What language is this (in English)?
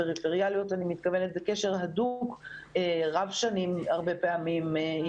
Hebrew